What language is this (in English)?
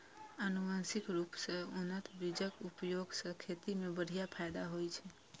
Maithili